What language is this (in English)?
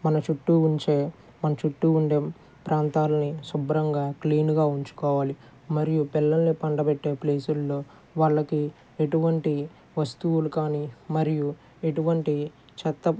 Telugu